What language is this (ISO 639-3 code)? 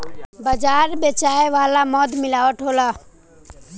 bho